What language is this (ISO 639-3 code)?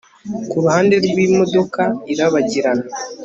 kin